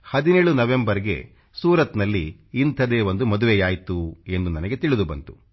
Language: Kannada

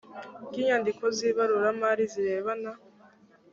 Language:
Kinyarwanda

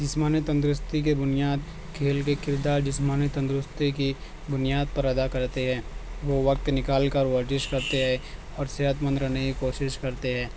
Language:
Urdu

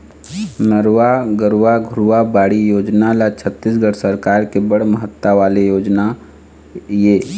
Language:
Chhattisgarhi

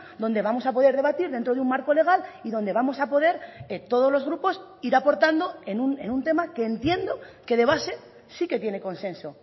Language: Spanish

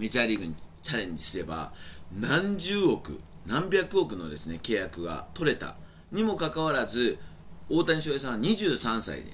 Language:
Japanese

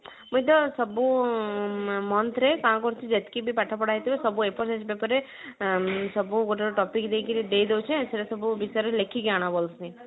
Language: Odia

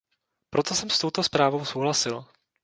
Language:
Czech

